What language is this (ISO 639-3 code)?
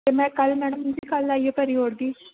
doi